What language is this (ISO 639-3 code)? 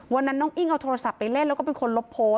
tha